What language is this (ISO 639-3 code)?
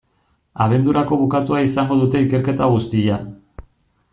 eus